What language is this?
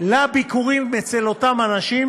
Hebrew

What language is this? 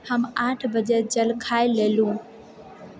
Maithili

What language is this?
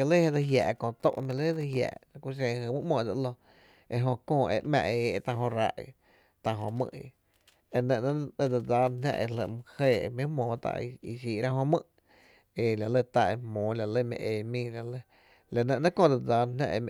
Tepinapa Chinantec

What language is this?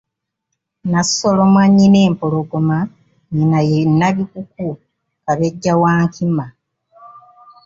Ganda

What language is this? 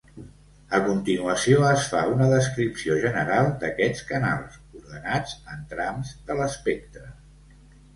Catalan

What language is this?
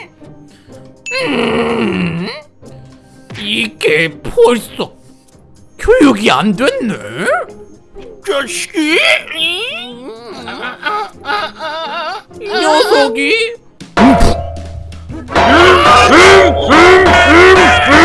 Korean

